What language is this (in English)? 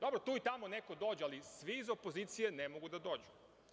Serbian